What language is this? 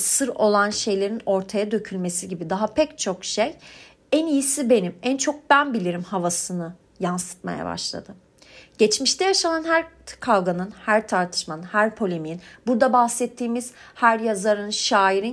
Turkish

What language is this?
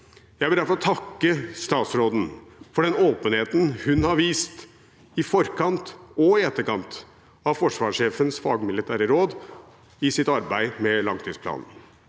Norwegian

